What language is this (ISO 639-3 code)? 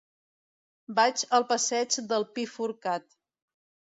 cat